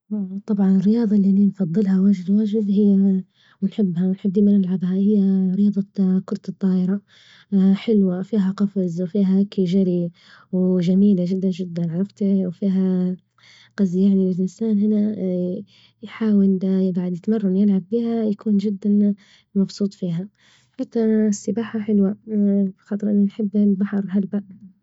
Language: Libyan Arabic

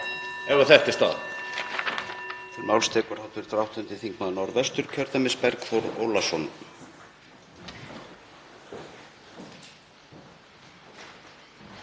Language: Icelandic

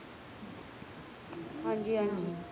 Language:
Punjabi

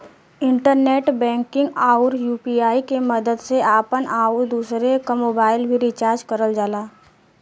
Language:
Bhojpuri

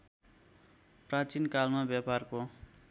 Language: Nepali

